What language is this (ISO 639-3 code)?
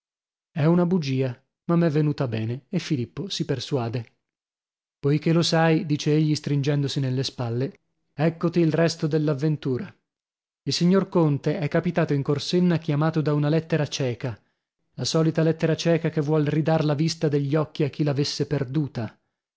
ita